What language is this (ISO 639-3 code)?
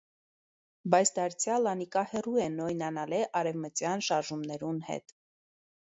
hye